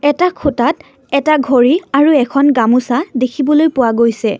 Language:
Assamese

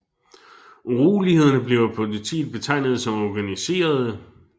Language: Danish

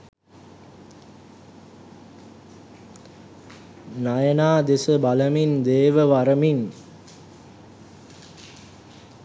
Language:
Sinhala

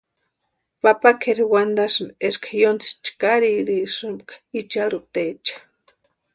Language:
Western Highland Purepecha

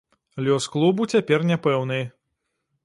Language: Belarusian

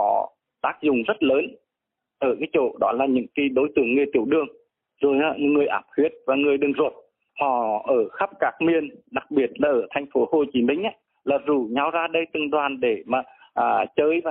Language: Vietnamese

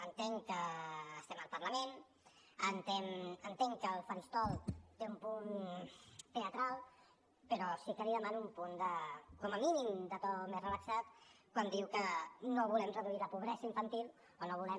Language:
Catalan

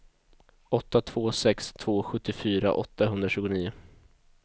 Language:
Swedish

